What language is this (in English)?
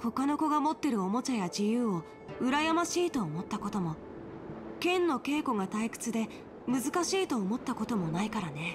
Japanese